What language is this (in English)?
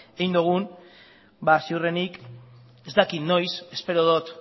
Basque